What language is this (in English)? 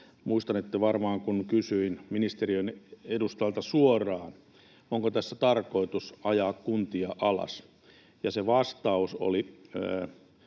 Finnish